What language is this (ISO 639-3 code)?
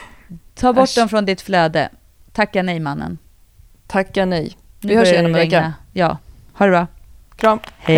swe